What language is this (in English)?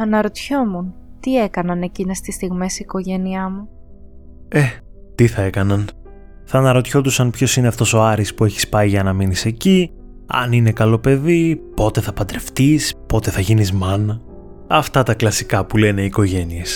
Greek